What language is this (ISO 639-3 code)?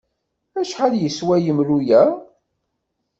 kab